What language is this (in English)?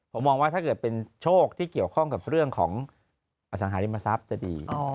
Thai